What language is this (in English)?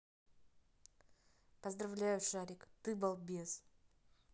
Russian